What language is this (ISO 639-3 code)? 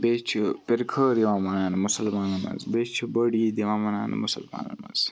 kas